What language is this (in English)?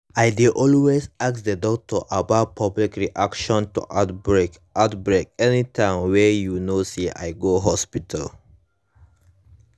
Nigerian Pidgin